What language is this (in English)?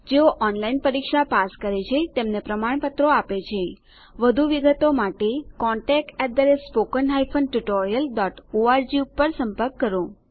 Gujarati